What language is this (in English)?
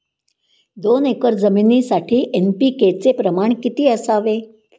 Marathi